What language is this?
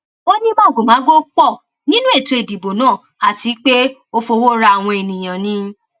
Yoruba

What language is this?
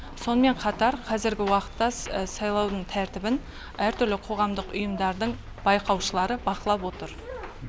Kazakh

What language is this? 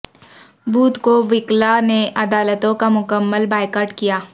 Urdu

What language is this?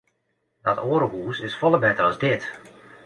Western Frisian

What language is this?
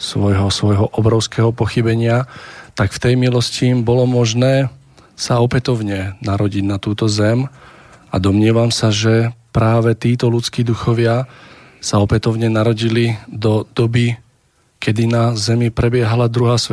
Slovak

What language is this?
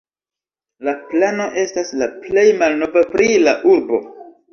Esperanto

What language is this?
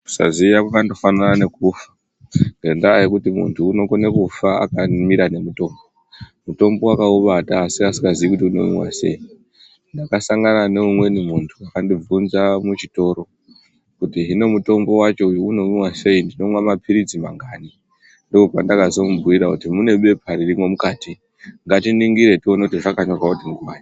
Ndau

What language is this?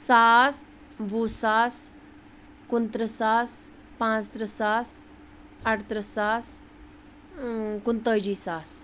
Kashmiri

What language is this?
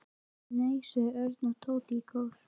Icelandic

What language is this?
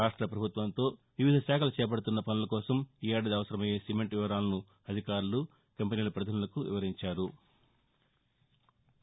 Telugu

